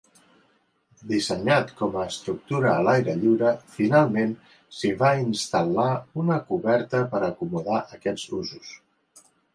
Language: Catalan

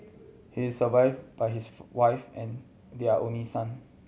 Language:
English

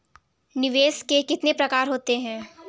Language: Hindi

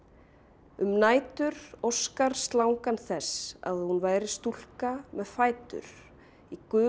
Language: Icelandic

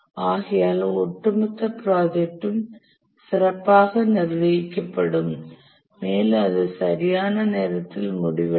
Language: Tamil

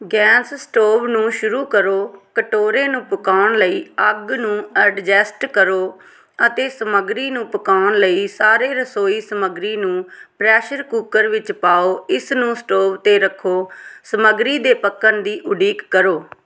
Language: Punjabi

